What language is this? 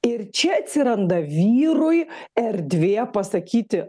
Lithuanian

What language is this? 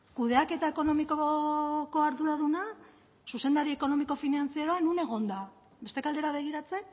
Basque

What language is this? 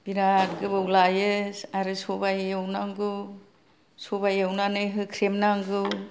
Bodo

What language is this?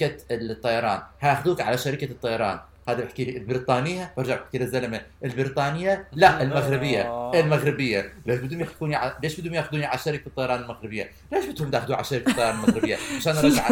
Arabic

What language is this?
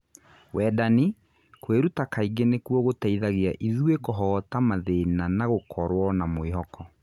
Kikuyu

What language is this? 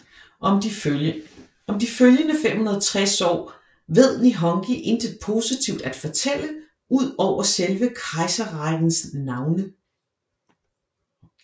Danish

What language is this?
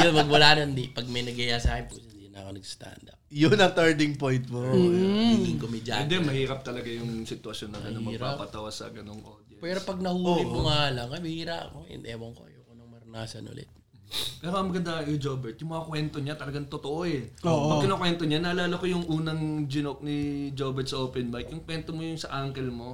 Filipino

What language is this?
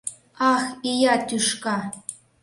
Mari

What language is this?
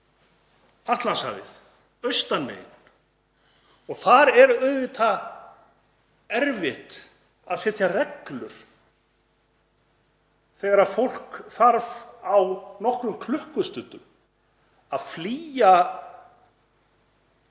Icelandic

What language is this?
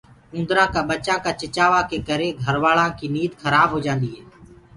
Gurgula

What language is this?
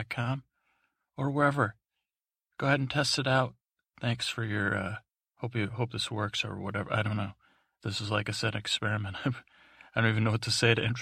English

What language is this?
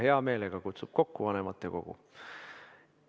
Estonian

